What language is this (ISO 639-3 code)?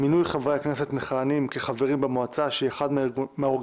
heb